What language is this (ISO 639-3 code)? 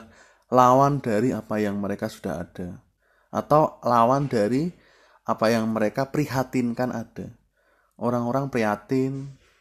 ind